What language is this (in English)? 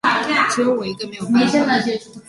Chinese